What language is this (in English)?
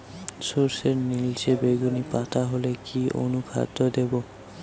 Bangla